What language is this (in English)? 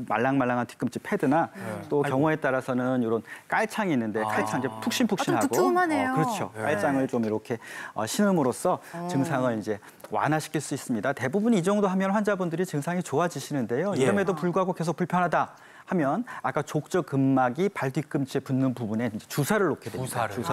Korean